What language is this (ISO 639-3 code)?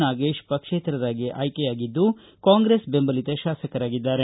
kan